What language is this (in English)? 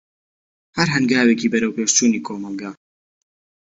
Central Kurdish